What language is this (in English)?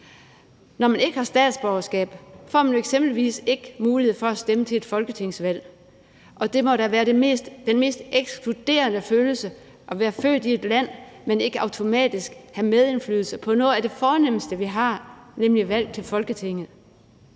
Danish